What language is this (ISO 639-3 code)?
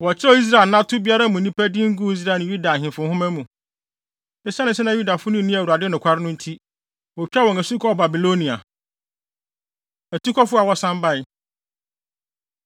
aka